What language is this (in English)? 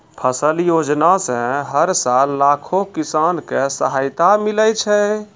Maithili